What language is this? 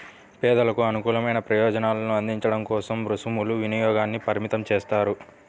Telugu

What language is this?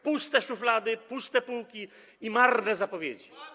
Polish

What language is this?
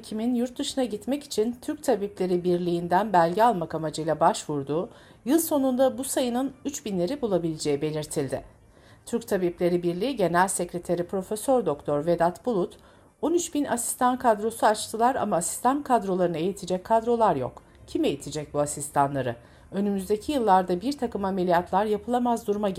Turkish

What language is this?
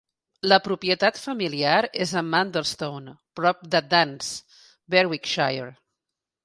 Catalan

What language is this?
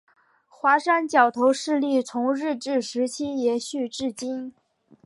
Chinese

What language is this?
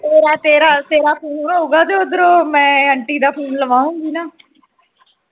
Punjabi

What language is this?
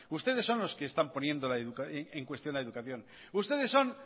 Spanish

